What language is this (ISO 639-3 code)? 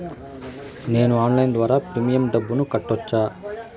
tel